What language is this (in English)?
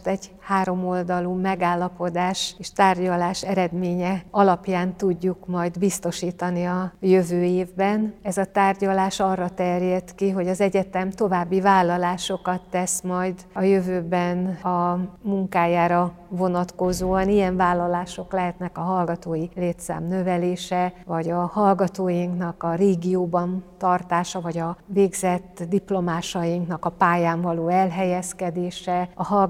Hungarian